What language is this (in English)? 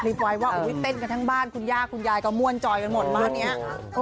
Thai